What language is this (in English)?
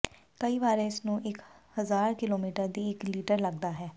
Punjabi